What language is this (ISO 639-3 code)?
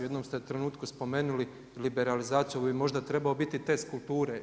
hrv